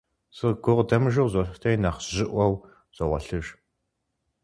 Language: Kabardian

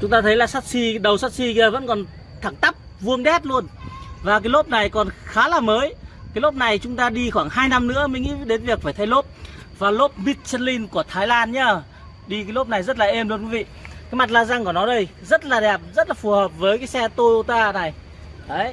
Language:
Vietnamese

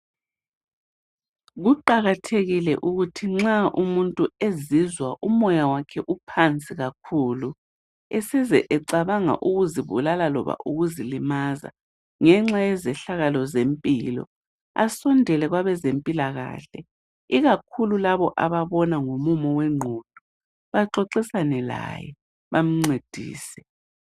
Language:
North Ndebele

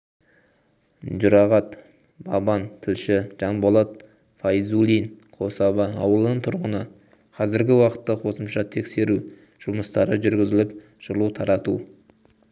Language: Kazakh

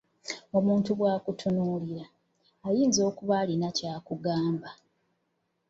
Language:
Ganda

